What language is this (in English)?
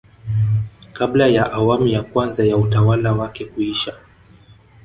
Swahili